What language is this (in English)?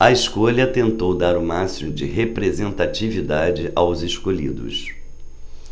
Portuguese